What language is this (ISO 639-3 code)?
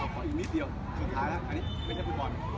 tha